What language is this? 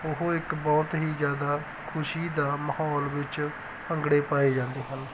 Punjabi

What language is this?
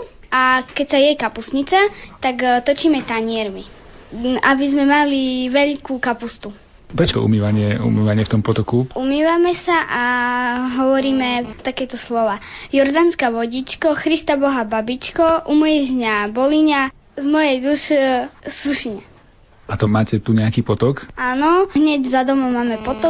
Slovak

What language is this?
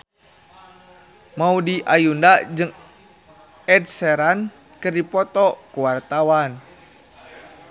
Sundanese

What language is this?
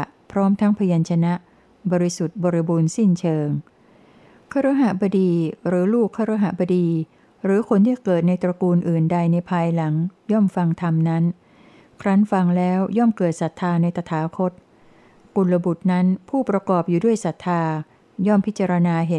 Thai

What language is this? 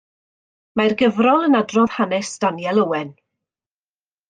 Welsh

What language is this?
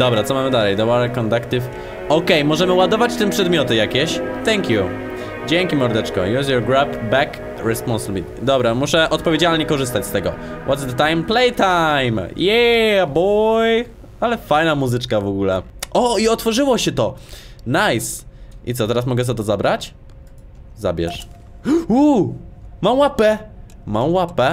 Polish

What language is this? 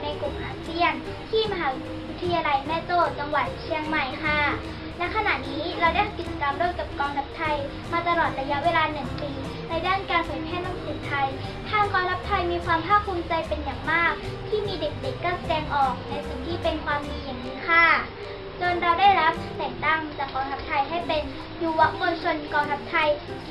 Thai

